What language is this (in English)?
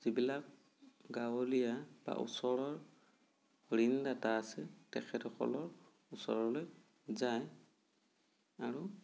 Assamese